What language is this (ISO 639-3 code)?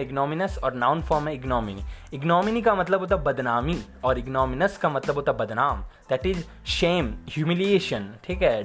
hin